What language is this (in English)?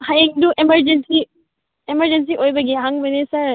Manipuri